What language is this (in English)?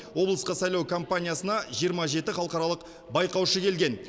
Kazakh